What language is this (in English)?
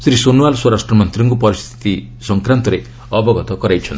Odia